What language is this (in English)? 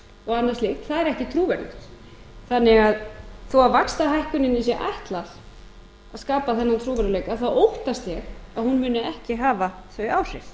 Icelandic